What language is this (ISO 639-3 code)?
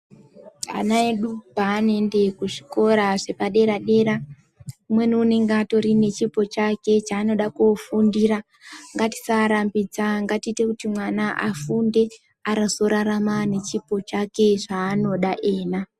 ndc